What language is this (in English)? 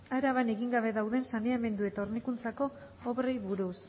Basque